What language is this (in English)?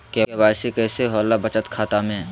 Magahi